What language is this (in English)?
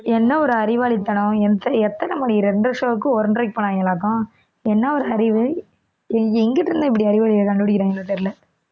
Tamil